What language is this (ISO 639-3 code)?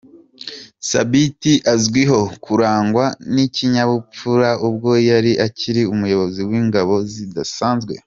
kin